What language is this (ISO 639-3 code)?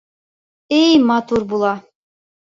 bak